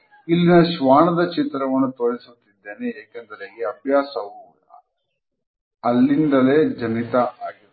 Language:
Kannada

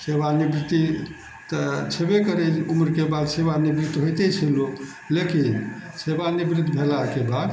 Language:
Maithili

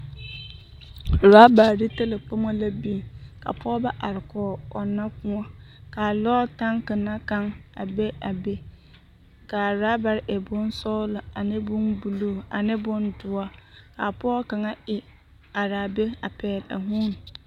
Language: Southern Dagaare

